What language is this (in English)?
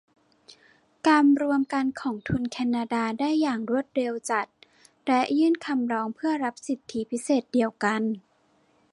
Thai